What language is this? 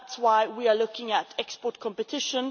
English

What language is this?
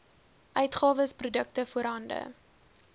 Afrikaans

